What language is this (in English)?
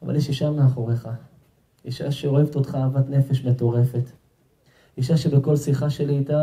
Hebrew